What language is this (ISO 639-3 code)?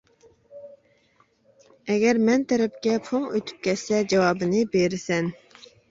uig